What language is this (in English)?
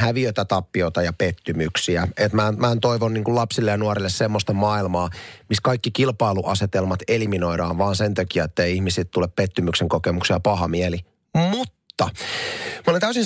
Finnish